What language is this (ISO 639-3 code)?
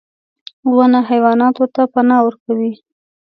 pus